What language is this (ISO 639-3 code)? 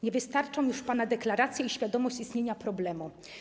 pol